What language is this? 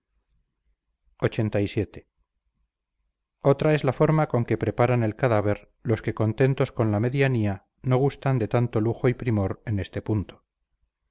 Spanish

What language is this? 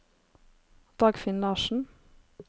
Norwegian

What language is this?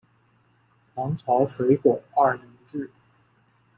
Chinese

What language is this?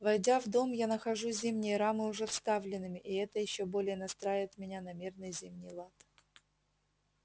Russian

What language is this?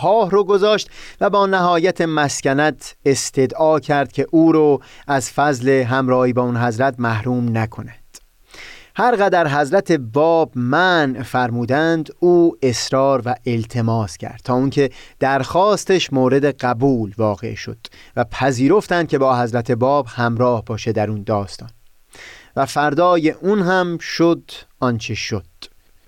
Persian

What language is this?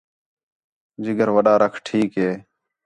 Khetrani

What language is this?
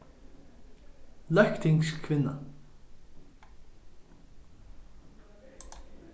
Faroese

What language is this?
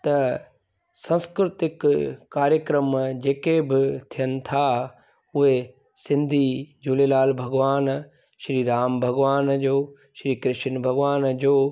Sindhi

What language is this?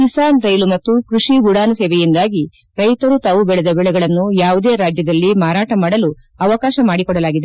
Kannada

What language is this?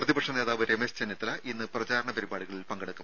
Malayalam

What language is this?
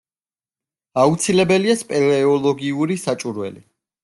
Georgian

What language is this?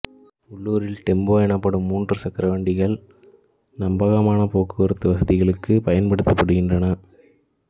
Tamil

